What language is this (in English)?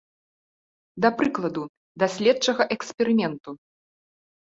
Belarusian